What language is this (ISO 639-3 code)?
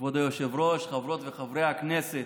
heb